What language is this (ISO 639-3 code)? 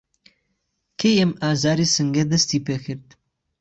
ckb